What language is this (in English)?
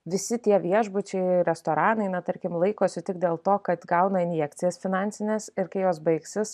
Lithuanian